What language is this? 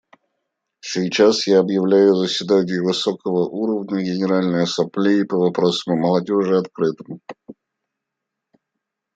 Russian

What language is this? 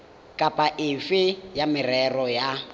Tswana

